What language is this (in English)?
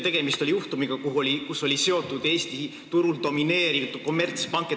Estonian